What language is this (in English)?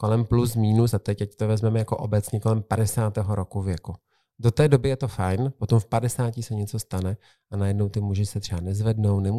Czech